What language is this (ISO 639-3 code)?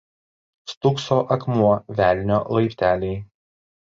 lit